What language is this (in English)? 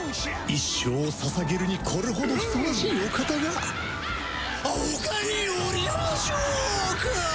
Japanese